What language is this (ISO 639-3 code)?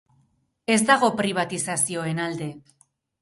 eus